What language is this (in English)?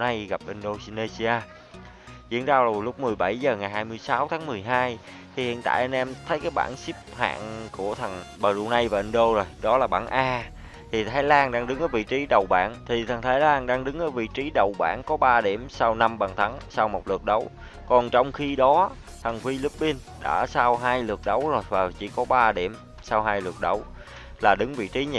Vietnamese